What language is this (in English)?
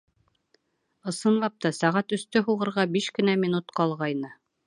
Bashkir